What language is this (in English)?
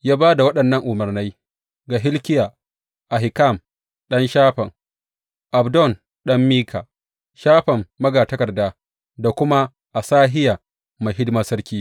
Hausa